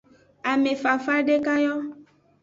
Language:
Aja (Benin)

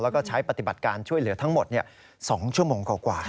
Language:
Thai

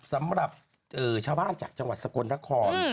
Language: Thai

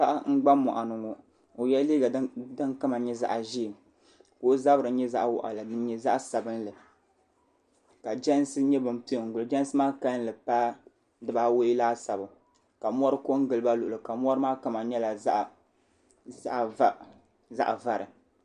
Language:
Dagbani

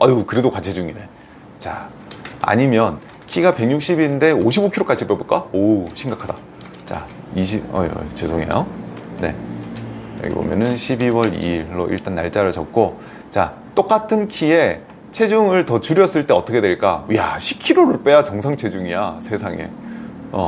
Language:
Korean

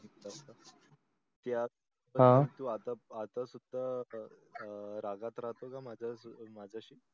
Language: Marathi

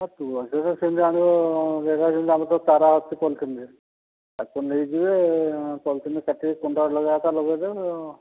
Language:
Odia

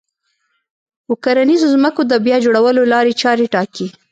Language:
Pashto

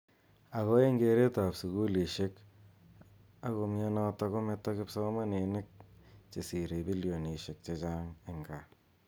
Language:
Kalenjin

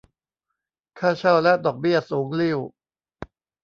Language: Thai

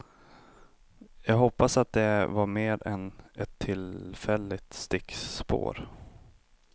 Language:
Swedish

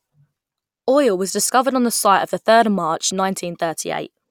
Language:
English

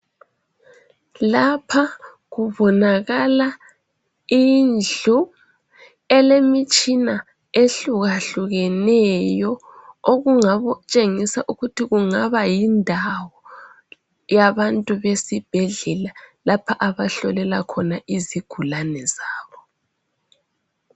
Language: North Ndebele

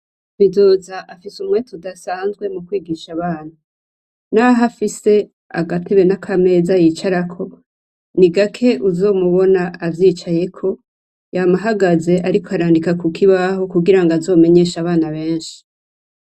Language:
Rundi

